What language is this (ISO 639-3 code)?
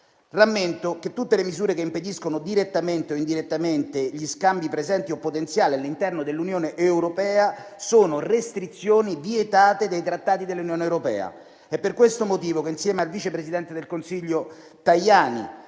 ita